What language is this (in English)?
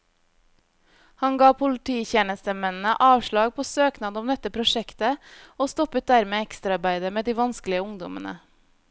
Norwegian